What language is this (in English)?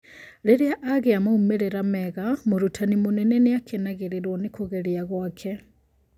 Kikuyu